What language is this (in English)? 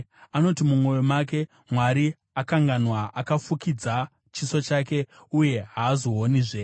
Shona